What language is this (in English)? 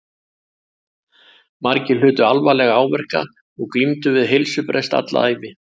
Icelandic